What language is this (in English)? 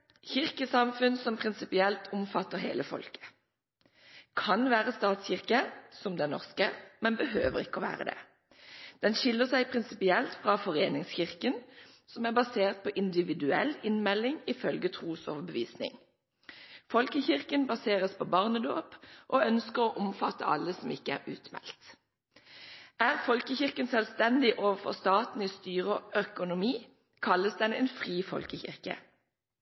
Norwegian Bokmål